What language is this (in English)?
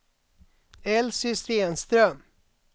Swedish